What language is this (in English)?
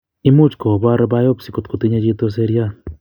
Kalenjin